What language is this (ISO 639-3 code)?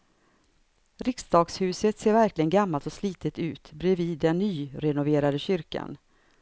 swe